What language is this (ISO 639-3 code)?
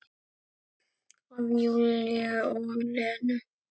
isl